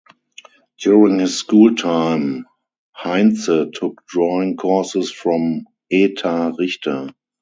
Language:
English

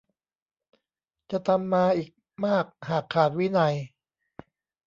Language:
Thai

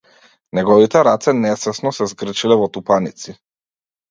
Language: Macedonian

